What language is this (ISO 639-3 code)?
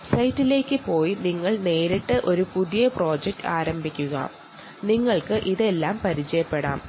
mal